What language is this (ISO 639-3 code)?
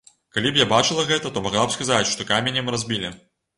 bel